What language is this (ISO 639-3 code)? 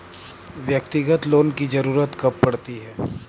hin